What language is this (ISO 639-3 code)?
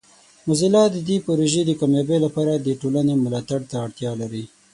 pus